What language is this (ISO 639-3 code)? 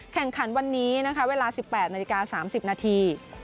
tha